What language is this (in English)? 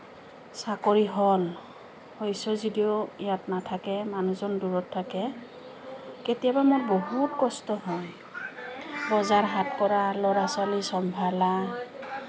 Assamese